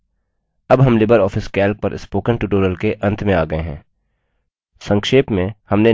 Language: Hindi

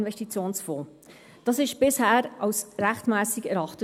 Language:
Swiss German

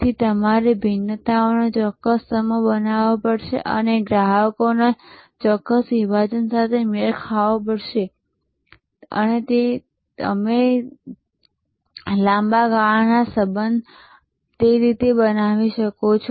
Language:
Gujarati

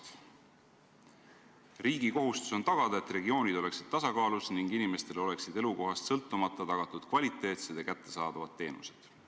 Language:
Estonian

